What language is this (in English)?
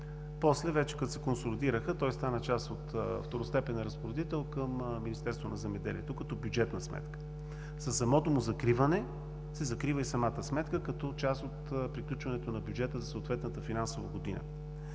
Bulgarian